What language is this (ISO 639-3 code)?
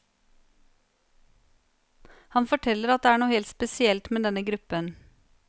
nor